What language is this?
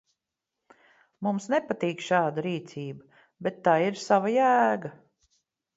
Latvian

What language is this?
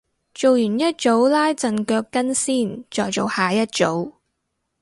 Cantonese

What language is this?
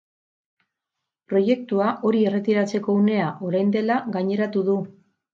Basque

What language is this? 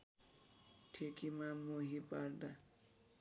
Nepali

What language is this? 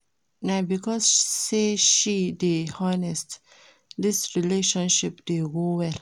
Nigerian Pidgin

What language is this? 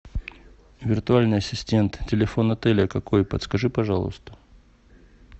Russian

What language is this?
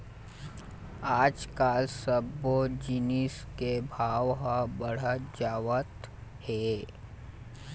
Chhattisgarhi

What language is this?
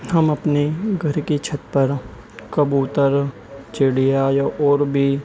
Urdu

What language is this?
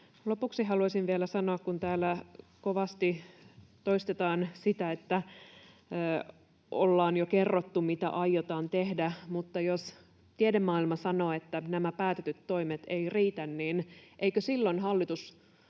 Finnish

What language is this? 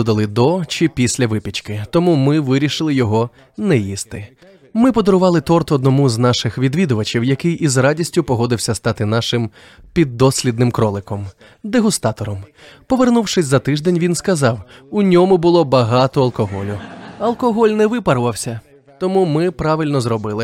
Ukrainian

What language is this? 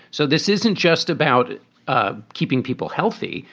English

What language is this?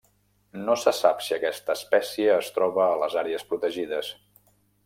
Catalan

